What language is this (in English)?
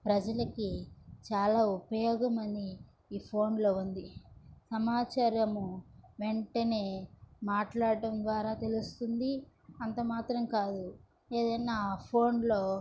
Telugu